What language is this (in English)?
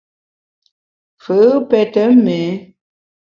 Bamun